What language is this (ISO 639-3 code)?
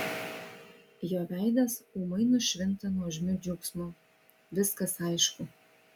lit